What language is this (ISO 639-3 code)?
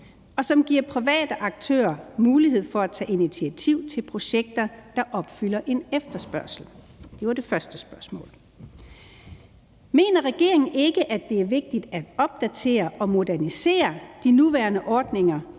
dan